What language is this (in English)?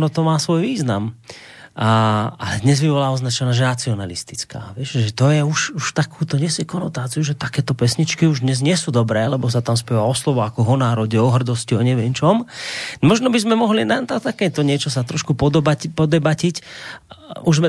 Slovak